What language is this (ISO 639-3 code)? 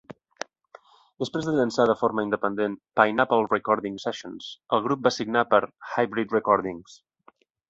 cat